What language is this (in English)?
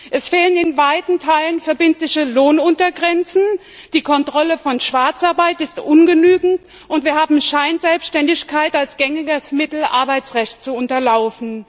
German